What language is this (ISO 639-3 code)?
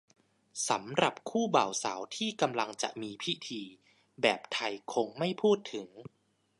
tha